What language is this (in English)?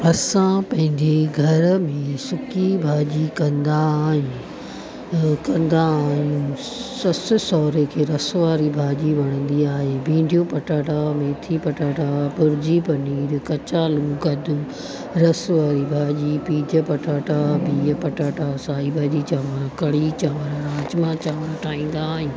Sindhi